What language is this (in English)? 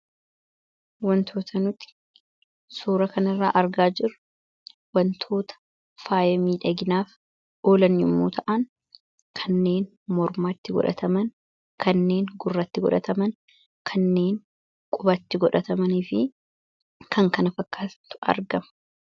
Oromo